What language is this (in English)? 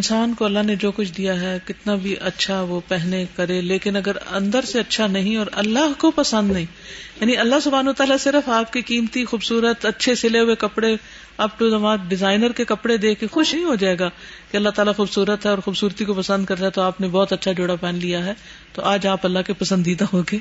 Urdu